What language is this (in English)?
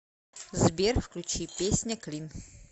Russian